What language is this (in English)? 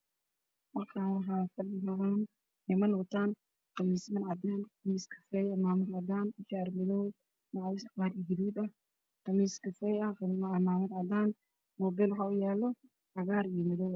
Somali